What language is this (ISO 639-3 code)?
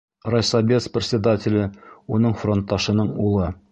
bak